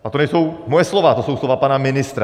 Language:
Czech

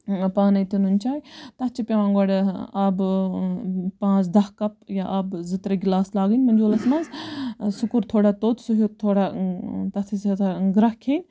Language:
Kashmiri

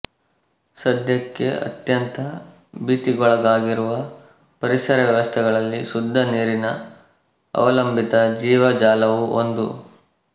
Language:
Kannada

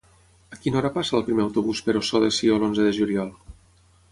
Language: Catalan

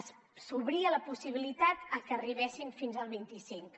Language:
Catalan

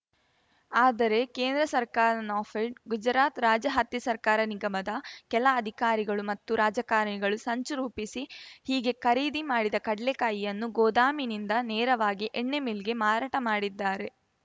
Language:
Kannada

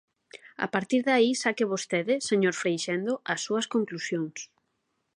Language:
Galician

